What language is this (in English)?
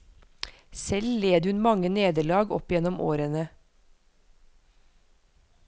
Norwegian